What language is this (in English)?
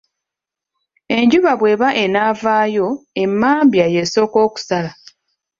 Ganda